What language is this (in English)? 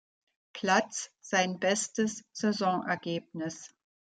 German